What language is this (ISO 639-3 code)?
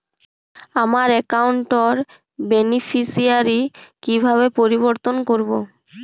ben